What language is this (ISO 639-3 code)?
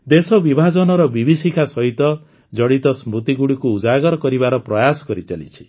ori